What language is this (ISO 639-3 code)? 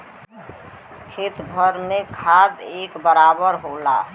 bho